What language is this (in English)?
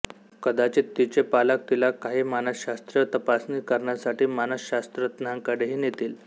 Marathi